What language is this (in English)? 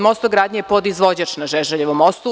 Serbian